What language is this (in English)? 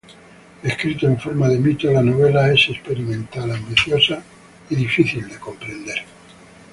Spanish